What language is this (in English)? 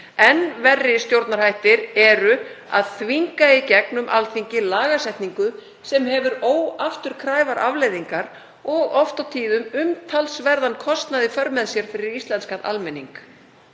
Icelandic